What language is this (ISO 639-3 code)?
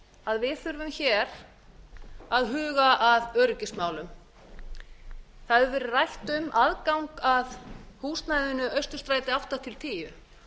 isl